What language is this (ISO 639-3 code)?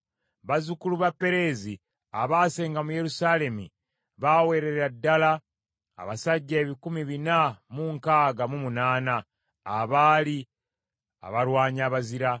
lug